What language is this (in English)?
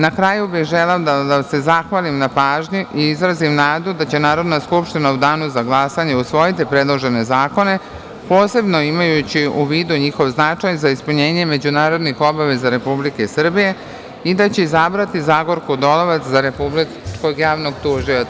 Serbian